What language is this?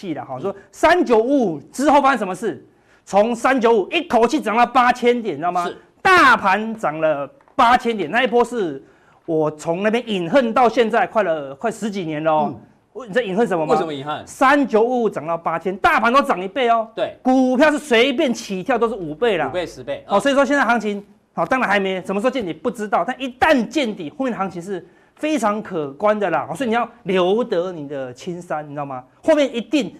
Chinese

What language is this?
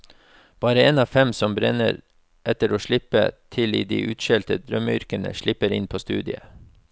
Norwegian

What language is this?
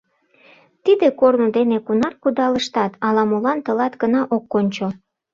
Mari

